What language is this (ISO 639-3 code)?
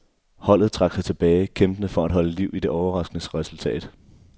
dan